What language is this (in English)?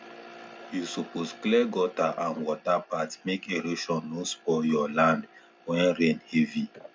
Nigerian Pidgin